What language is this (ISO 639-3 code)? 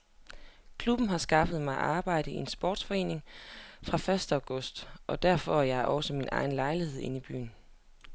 dan